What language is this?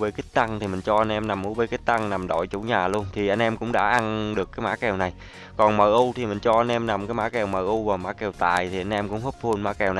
Vietnamese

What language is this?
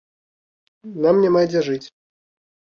Belarusian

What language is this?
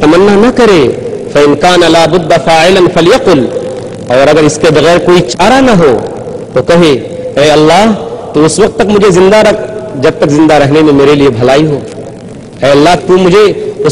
Indonesian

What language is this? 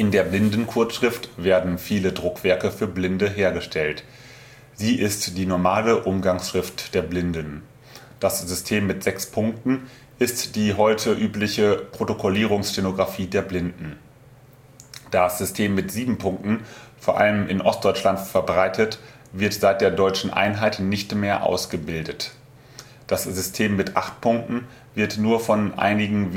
German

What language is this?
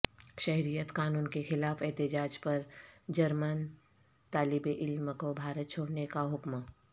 Urdu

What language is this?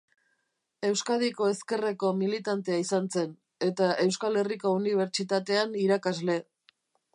Basque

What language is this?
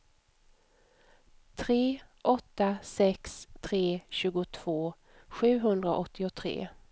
Swedish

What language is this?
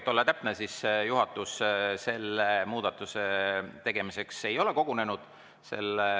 Estonian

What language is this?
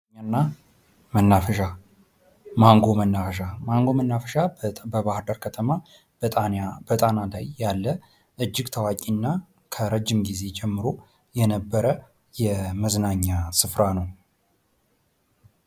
Amharic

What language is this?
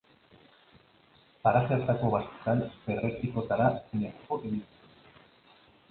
Basque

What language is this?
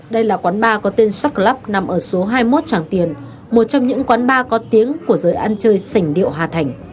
Vietnamese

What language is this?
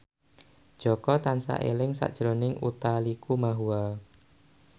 Javanese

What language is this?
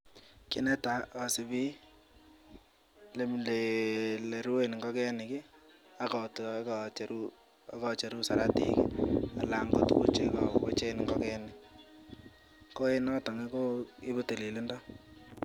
Kalenjin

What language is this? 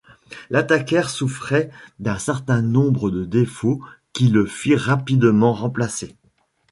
French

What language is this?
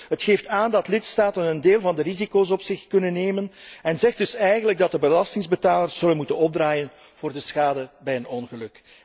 Dutch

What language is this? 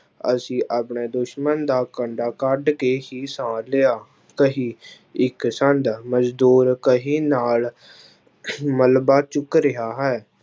Punjabi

